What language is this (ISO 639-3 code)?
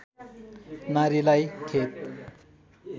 nep